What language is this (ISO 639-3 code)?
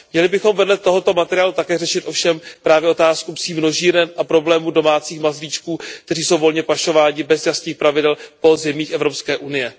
ces